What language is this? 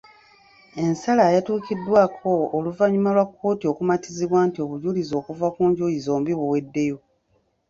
Ganda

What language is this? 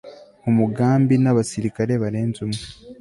Kinyarwanda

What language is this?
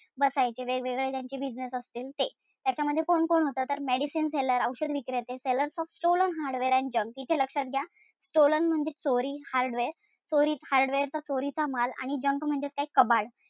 Marathi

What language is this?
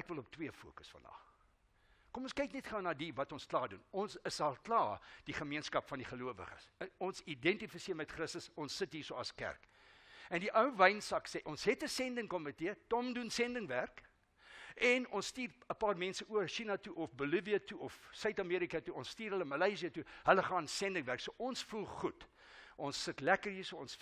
Dutch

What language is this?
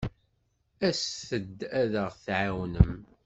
Kabyle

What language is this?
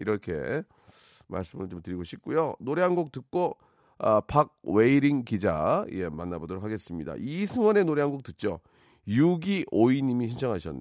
Korean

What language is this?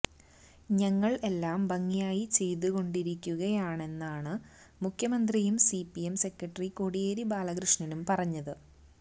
Malayalam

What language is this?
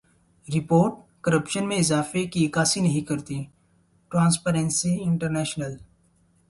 Urdu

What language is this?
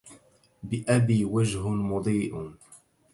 Arabic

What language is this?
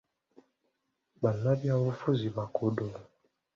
Ganda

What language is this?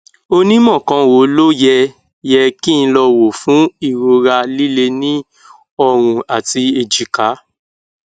Yoruba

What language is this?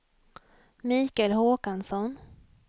Swedish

